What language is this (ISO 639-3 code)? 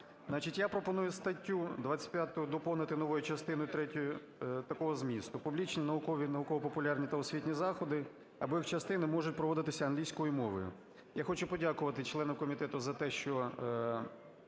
ukr